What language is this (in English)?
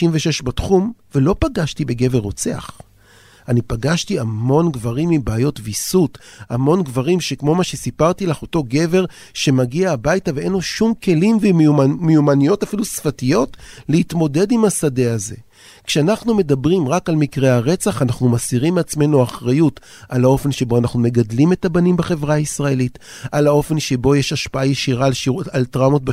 Hebrew